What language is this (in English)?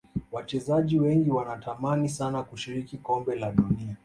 Swahili